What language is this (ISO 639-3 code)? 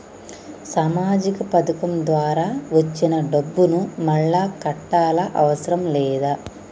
tel